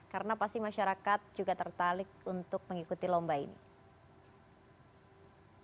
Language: Indonesian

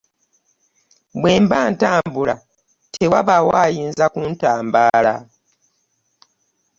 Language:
Ganda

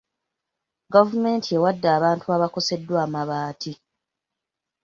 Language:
Ganda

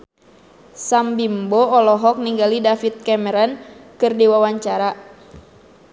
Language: Sundanese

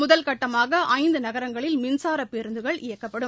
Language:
Tamil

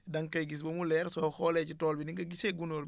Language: Wolof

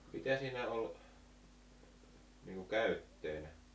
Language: Finnish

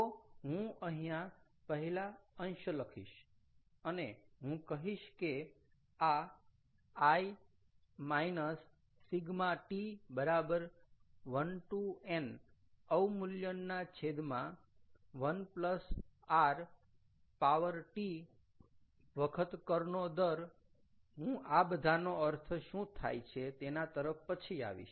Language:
Gujarati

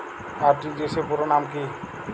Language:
Bangla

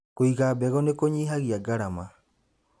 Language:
Kikuyu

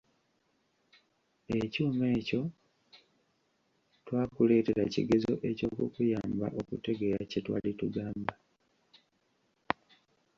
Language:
Ganda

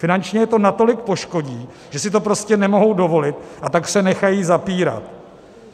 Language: Czech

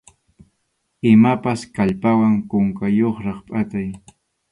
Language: Arequipa-La Unión Quechua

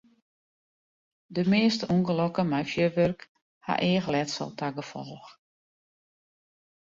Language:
Western Frisian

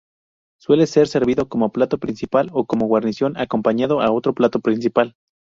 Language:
Spanish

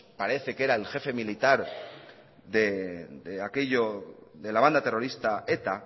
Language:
Spanish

